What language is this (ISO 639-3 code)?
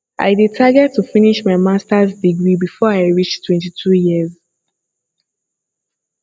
pcm